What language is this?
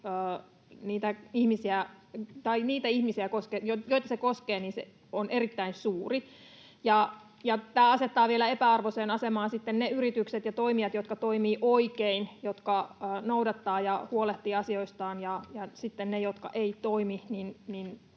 Finnish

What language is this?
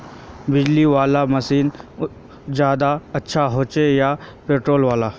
Magahi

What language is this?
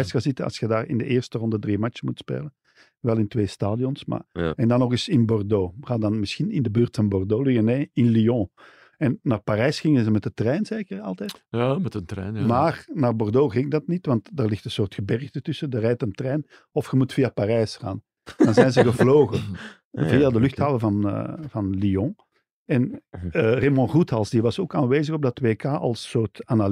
Dutch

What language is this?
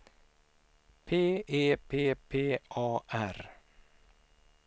Swedish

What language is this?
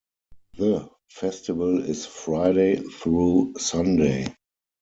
English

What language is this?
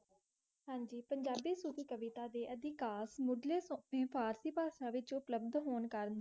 Punjabi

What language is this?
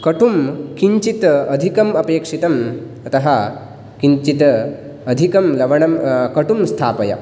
Sanskrit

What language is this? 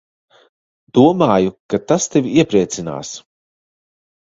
Latvian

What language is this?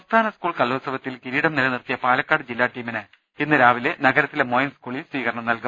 Malayalam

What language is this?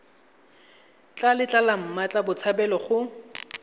Tswana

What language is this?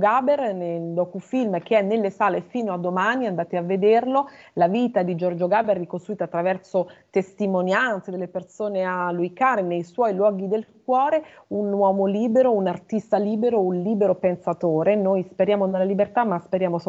Italian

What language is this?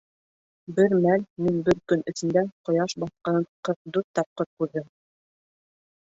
Bashkir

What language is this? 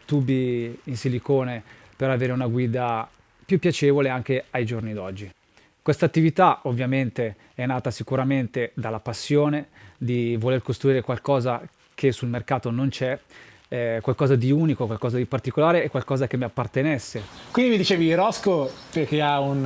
Italian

